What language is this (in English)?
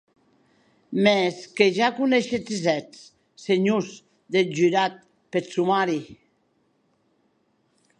Occitan